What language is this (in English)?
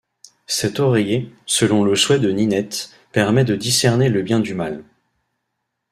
French